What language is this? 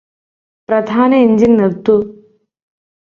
Malayalam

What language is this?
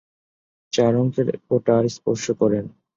Bangla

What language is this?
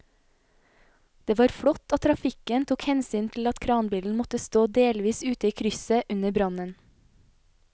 Norwegian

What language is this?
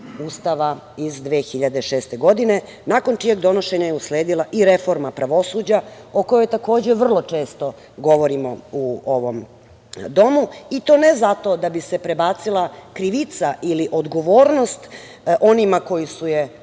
Serbian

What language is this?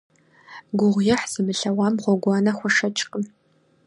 Kabardian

